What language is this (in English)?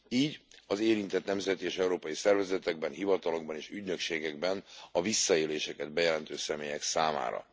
Hungarian